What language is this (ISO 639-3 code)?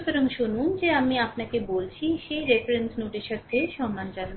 ben